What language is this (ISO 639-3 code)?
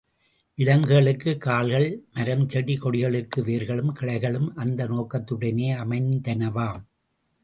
tam